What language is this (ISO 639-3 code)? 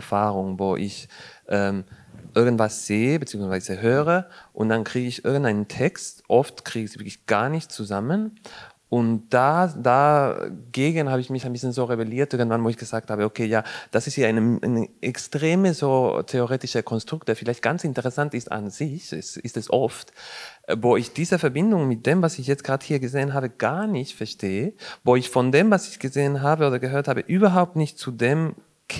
deu